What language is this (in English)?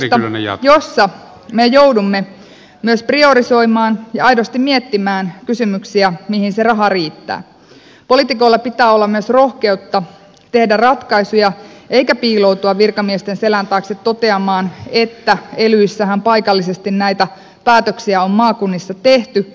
Finnish